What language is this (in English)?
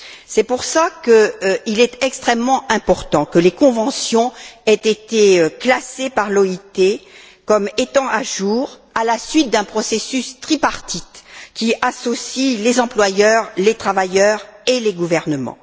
French